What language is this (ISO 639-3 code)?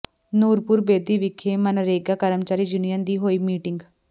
pan